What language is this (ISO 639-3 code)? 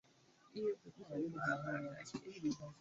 swa